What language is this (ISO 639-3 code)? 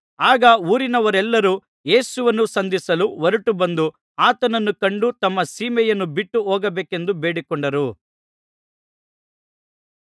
kan